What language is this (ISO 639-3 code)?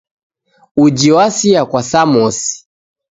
dav